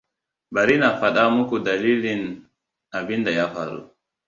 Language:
Hausa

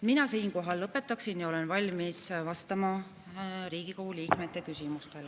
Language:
Estonian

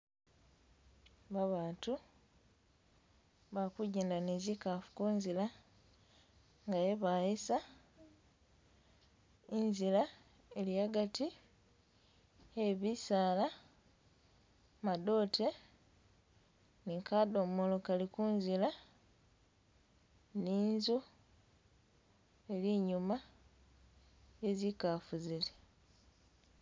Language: Masaaba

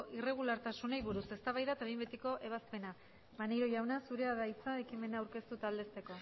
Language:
Basque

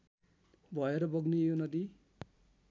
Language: Nepali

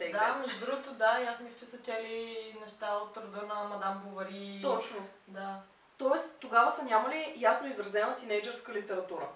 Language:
Bulgarian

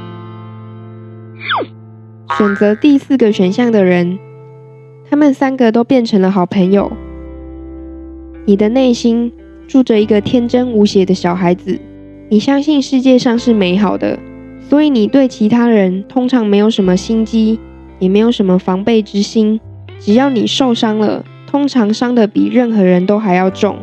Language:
Chinese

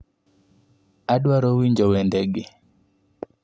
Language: Luo (Kenya and Tanzania)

